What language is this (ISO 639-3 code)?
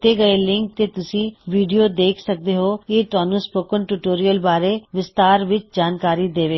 pan